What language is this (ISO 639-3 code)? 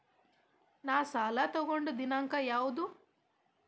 kan